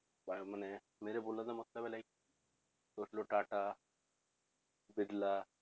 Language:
Punjabi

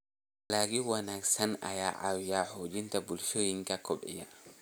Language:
Somali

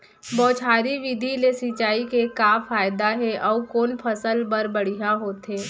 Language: Chhattisgarhi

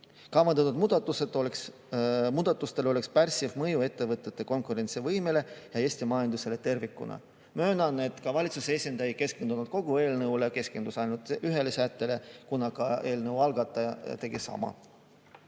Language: Estonian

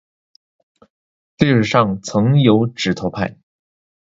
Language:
Chinese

